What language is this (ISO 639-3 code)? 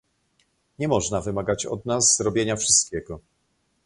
pol